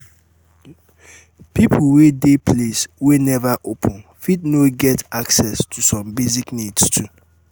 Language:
Nigerian Pidgin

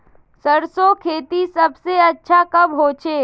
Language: Magahi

